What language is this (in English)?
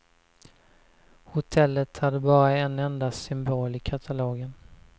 Swedish